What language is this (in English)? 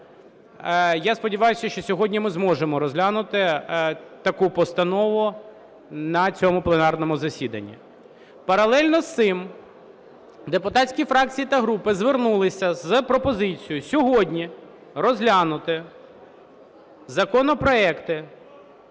Ukrainian